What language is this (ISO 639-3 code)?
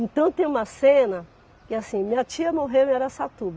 por